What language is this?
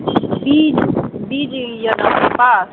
Maithili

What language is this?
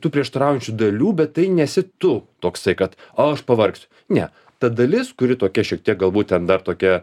Lithuanian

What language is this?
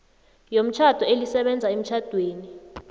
South Ndebele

